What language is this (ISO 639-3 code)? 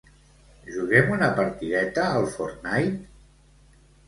cat